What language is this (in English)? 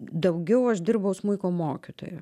Lithuanian